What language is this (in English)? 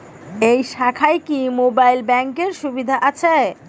Bangla